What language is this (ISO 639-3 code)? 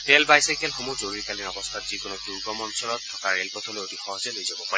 asm